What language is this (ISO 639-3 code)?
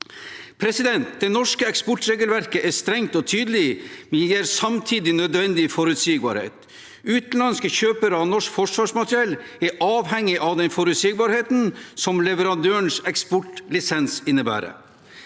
nor